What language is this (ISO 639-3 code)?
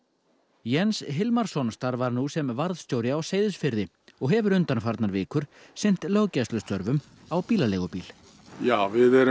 isl